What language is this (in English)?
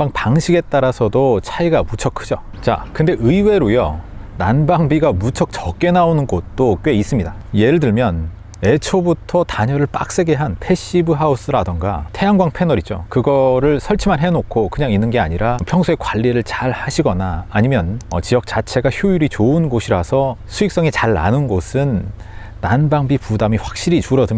Korean